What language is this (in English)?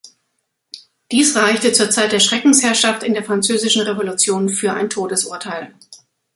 German